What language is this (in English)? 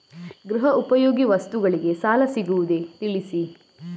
Kannada